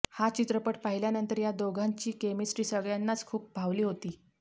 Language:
Marathi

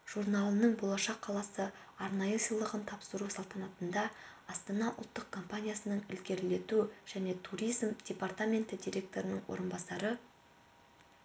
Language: Kazakh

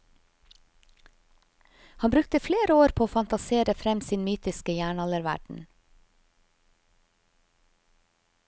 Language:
Norwegian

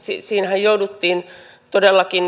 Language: Finnish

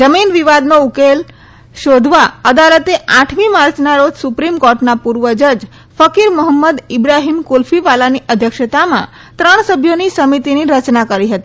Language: Gujarati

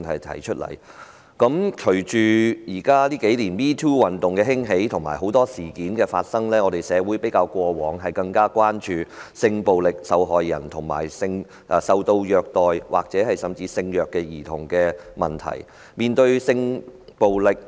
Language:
Cantonese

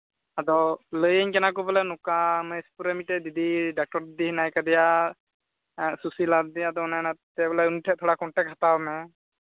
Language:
Santali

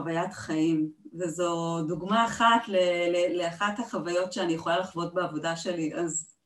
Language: Hebrew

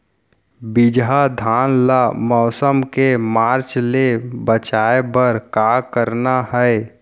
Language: Chhattisgarhi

